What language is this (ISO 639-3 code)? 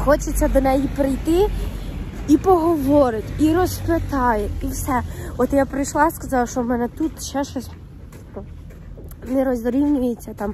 ukr